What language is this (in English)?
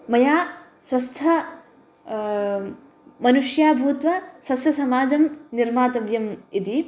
Sanskrit